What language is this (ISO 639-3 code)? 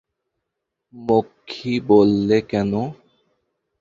ben